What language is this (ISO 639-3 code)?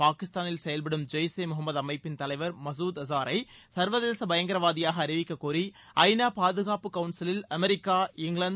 tam